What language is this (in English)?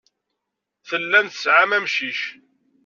Kabyle